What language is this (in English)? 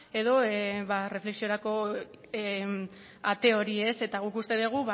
Basque